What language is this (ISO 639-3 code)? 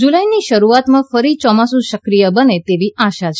guj